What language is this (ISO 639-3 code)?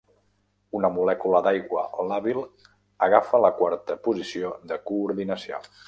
cat